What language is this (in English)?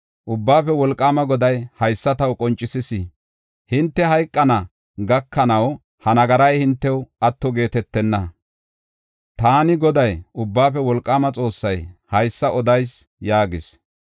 Gofa